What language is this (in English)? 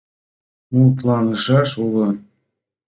Mari